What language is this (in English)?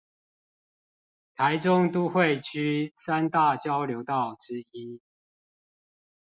Chinese